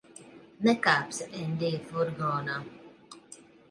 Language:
Latvian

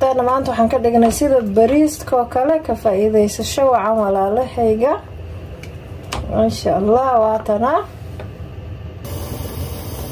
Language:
Arabic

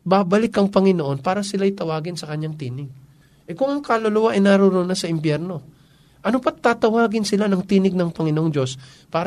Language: Filipino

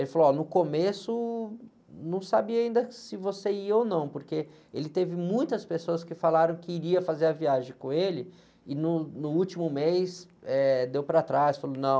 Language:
Portuguese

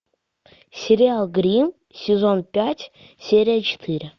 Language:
Russian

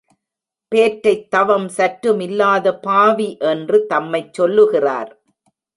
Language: Tamil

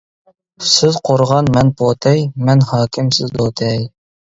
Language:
Uyghur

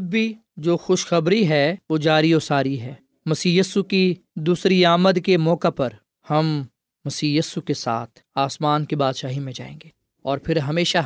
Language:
Urdu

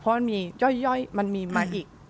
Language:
Thai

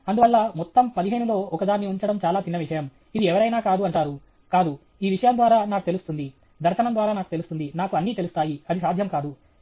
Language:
Telugu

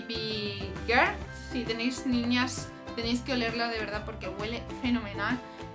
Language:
Spanish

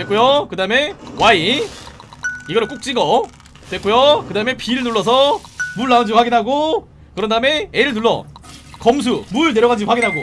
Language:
Korean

